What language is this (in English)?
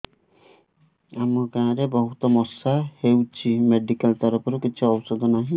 Odia